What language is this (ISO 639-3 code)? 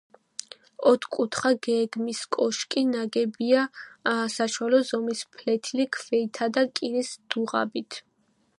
kat